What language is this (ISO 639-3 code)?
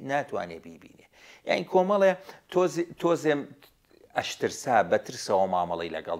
ara